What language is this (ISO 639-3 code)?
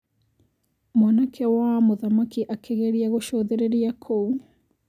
kik